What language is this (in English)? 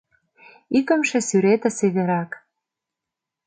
Mari